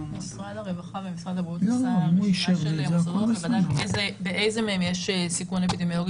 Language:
Hebrew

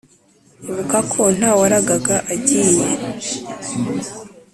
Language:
Kinyarwanda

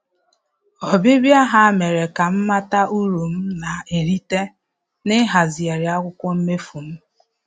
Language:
Igbo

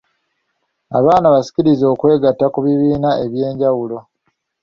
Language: Ganda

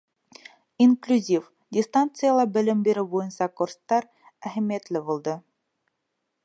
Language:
Bashkir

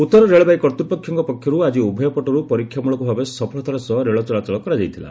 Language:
Odia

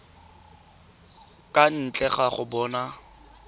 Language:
Tswana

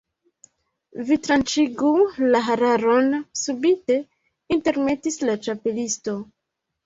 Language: Esperanto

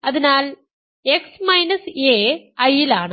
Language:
Malayalam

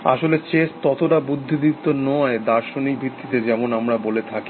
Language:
Bangla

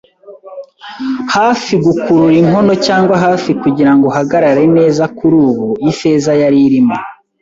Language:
Kinyarwanda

